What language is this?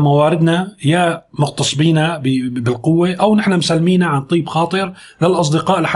Arabic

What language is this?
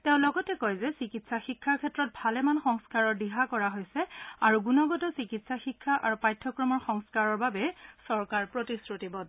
Assamese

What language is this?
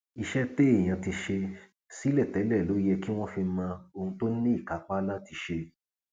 Yoruba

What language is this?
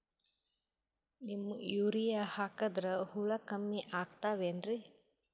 Kannada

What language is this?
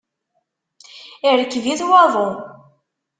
Kabyle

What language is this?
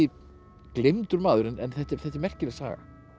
Icelandic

